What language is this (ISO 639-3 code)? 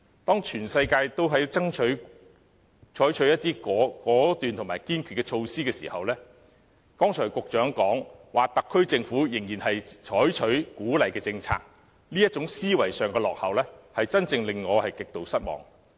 yue